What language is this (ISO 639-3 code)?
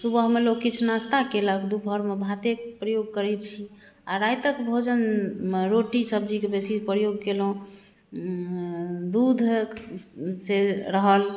mai